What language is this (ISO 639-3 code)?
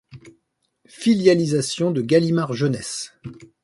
fra